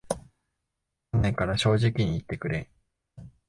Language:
Japanese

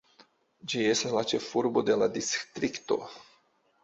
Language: Esperanto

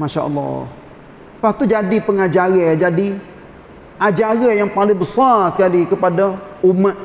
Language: Malay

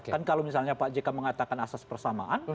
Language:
Indonesian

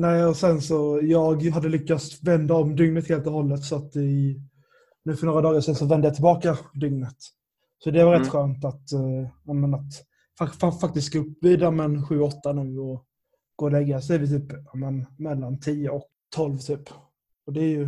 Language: Swedish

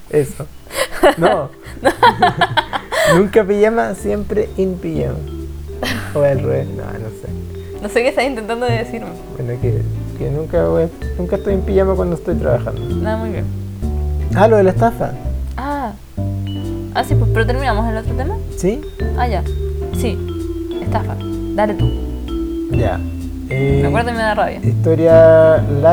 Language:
Spanish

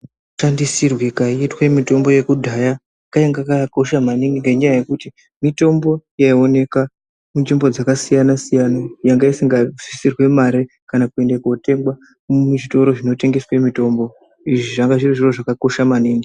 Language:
Ndau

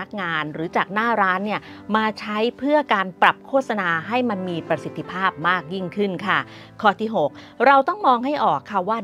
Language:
Thai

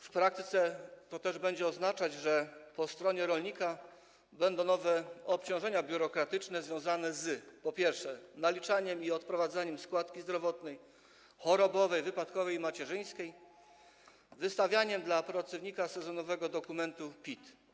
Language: Polish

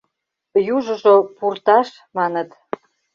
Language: Mari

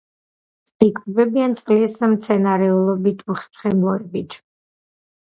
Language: Georgian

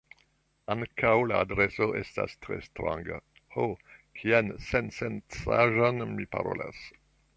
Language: Esperanto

